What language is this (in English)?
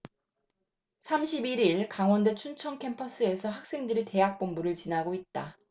Korean